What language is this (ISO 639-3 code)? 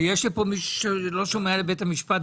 heb